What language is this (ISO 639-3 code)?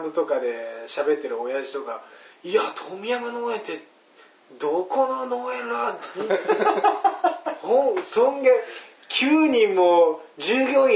jpn